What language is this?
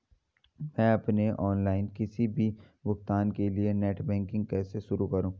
Hindi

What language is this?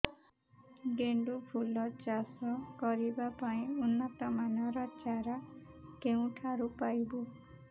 Odia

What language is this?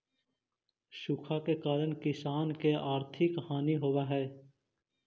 Magahi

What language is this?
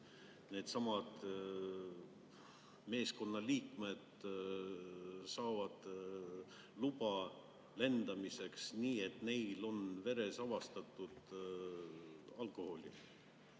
Estonian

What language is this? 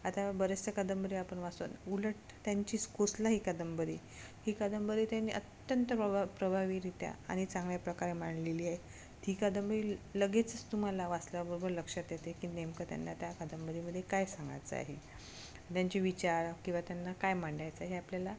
Marathi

